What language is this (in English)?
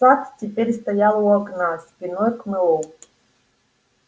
Russian